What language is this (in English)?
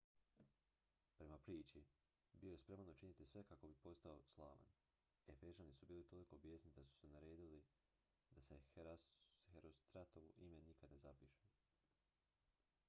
Croatian